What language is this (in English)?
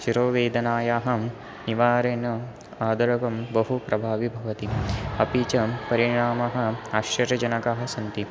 Sanskrit